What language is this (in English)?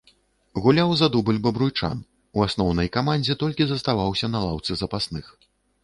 Belarusian